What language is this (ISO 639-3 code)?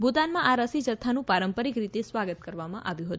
guj